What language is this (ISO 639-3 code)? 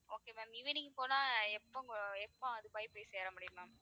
tam